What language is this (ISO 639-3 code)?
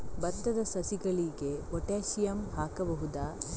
kan